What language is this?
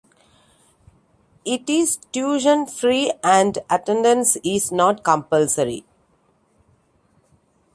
English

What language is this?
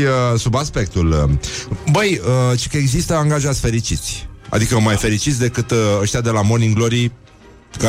Romanian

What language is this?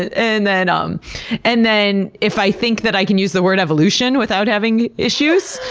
English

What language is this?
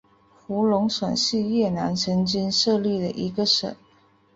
Chinese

